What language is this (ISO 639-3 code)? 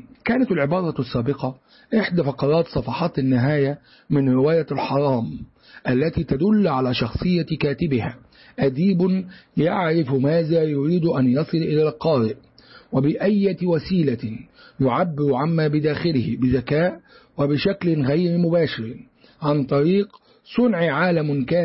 ara